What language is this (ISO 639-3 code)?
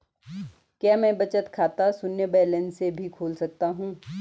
hin